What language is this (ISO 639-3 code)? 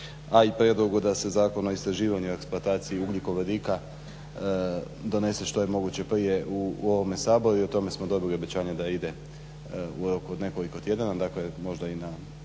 hrv